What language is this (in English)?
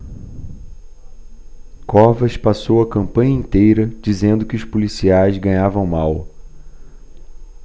Portuguese